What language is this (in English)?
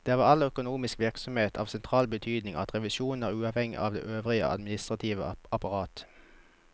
Norwegian